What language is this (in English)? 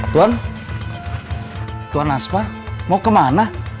Indonesian